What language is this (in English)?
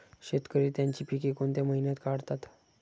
Marathi